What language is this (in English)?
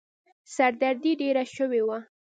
Pashto